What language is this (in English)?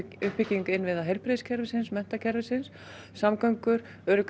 Icelandic